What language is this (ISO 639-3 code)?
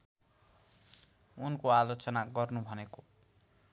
nep